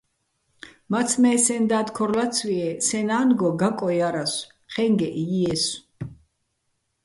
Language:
Bats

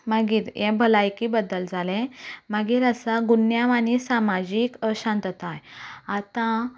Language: Konkani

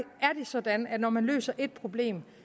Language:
Danish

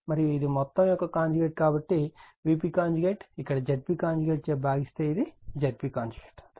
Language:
Telugu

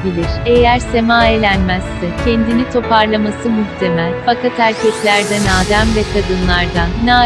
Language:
Turkish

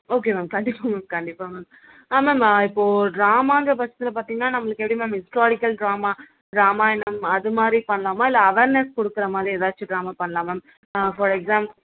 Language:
Tamil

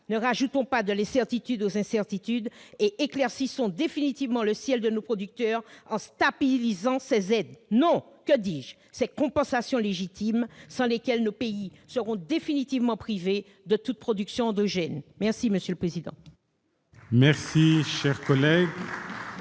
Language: French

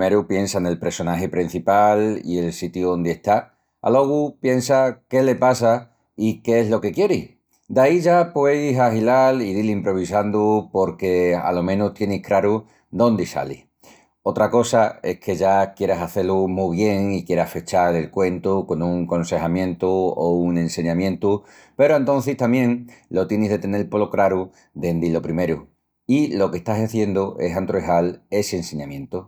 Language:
Extremaduran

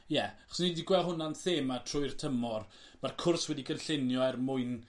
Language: Welsh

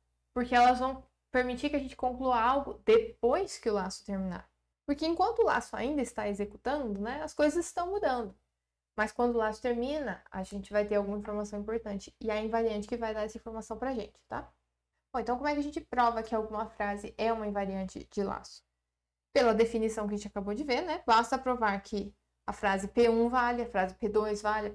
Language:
Portuguese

